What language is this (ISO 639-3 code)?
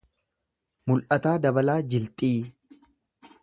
orm